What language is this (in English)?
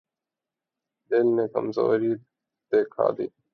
Urdu